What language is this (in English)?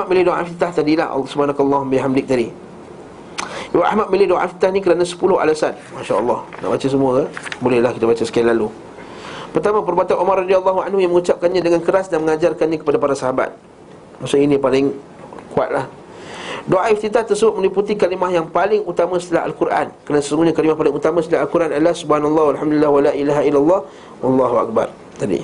Malay